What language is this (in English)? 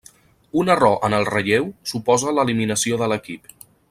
Catalan